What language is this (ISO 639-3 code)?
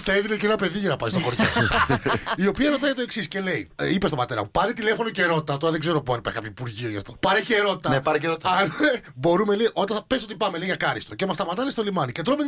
ell